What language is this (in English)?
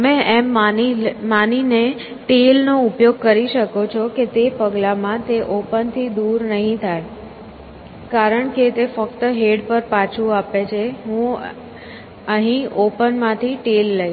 Gujarati